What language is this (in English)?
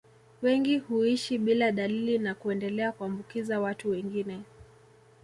Swahili